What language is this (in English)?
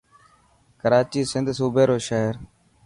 Dhatki